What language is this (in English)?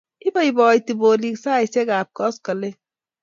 Kalenjin